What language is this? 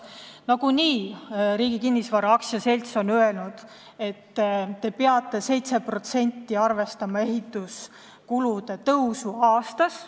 Estonian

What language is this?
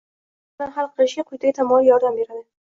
Uzbek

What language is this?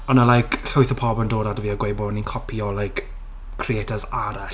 Welsh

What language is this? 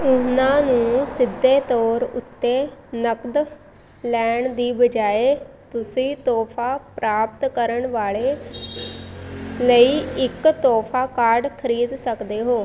Punjabi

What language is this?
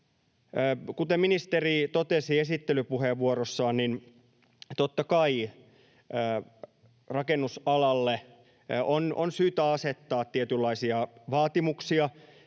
Finnish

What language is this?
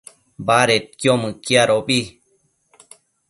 Matsés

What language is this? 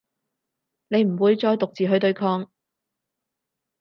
Cantonese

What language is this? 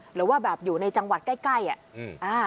Thai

